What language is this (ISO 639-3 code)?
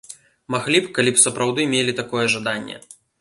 bel